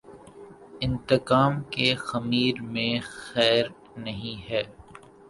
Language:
Urdu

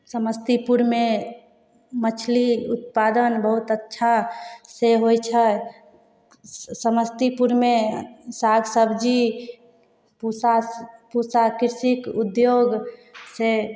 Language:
Maithili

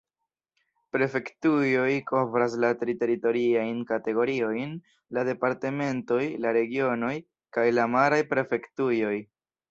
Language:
Esperanto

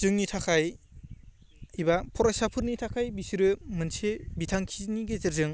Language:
Bodo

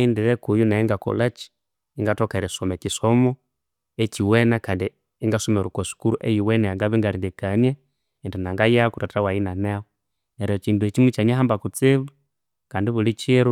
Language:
Konzo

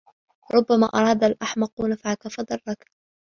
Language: Arabic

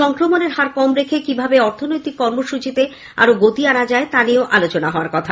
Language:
Bangla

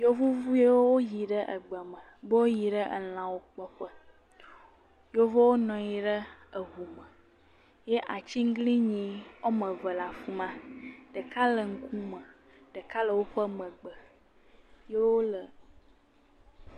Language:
Ewe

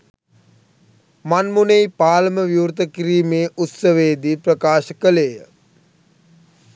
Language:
Sinhala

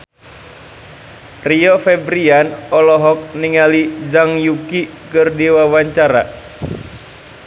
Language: Sundanese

